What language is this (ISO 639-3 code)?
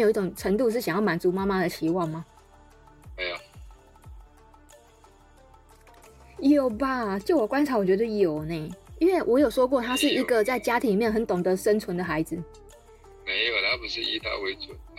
zho